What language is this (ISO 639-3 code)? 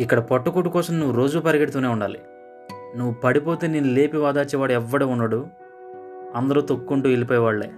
tel